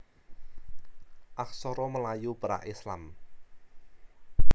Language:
Javanese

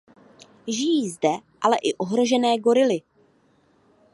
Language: Czech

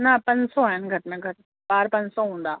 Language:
Sindhi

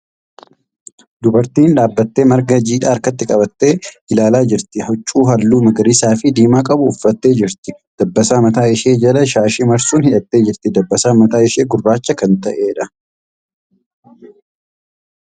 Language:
Oromo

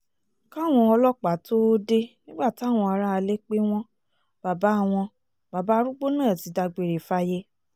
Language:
Yoruba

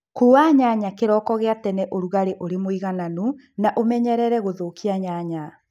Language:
Kikuyu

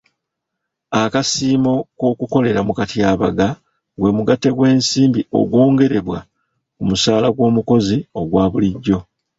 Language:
Ganda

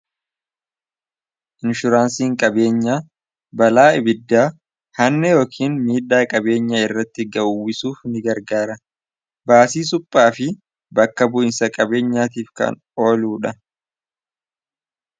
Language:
Oromo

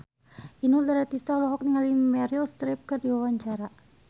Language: Sundanese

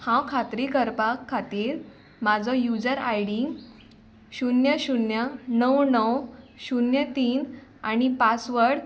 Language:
Konkani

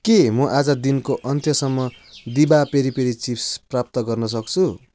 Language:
Nepali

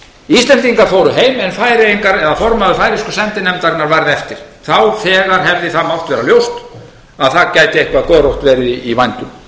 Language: Icelandic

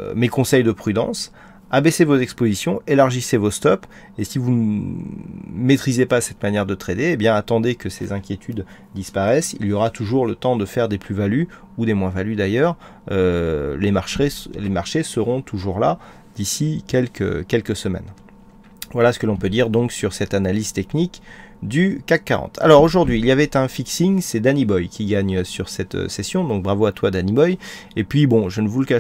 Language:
French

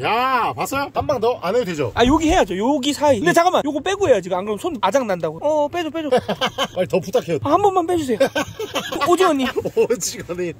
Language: Korean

